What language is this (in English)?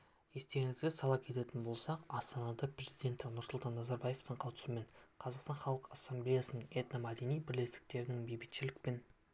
Kazakh